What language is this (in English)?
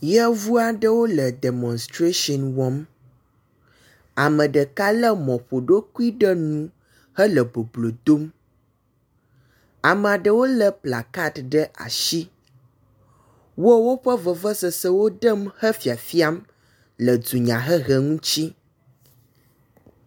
Ewe